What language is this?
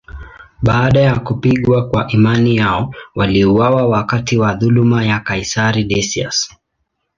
Swahili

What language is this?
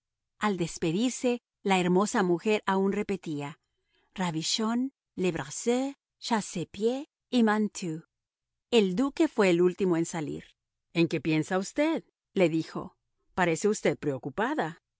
Spanish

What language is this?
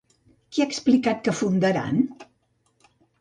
Catalan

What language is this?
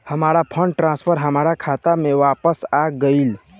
Bhojpuri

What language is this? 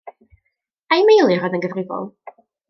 Welsh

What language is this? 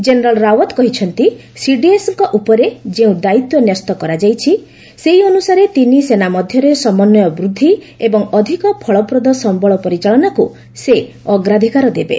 Odia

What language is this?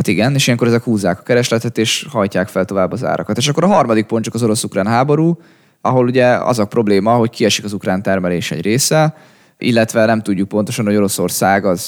Hungarian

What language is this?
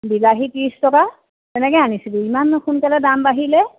Assamese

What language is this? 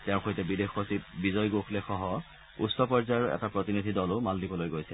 Assamese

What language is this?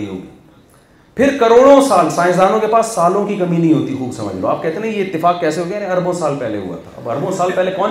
Urdu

